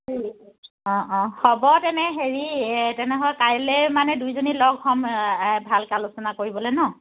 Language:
Assamese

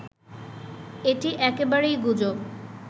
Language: Bangla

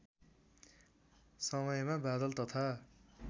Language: Nepali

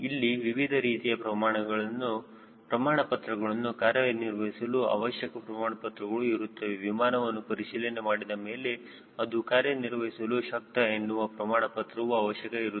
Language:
Kannada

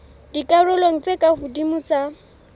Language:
Southern Sotho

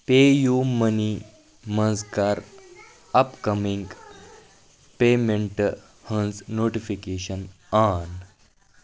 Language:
Kashmiri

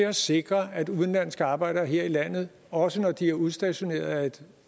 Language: Danish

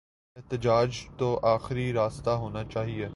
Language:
Urdu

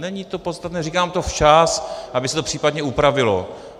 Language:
Czech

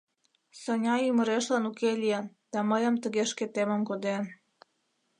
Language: Mari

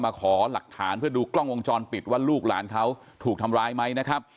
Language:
Thai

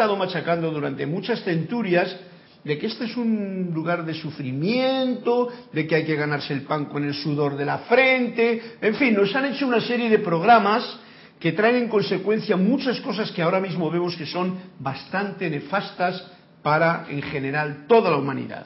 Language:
Spanish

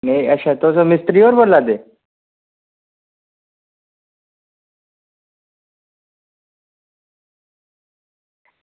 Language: Dogri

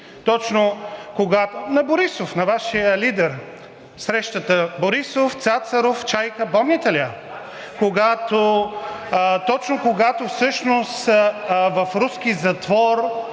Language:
Bulgarian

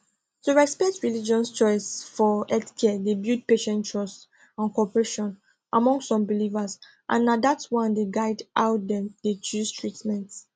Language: Nigerian Pidgin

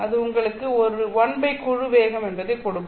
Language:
Tamil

